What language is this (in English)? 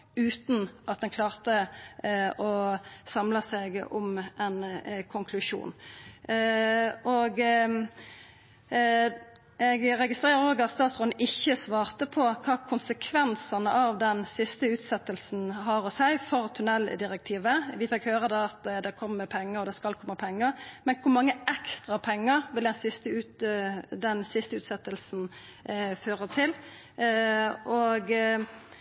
Norwegian Nynorsk